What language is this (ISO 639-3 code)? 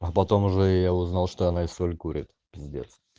rus